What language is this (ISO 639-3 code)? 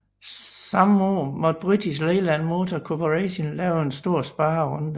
dan